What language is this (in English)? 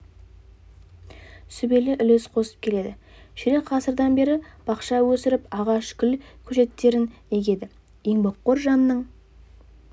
Kazakh